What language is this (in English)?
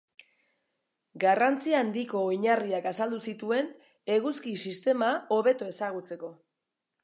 Basque